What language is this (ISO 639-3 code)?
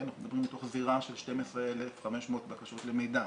heb